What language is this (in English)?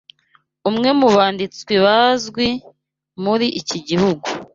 Kinyarwanda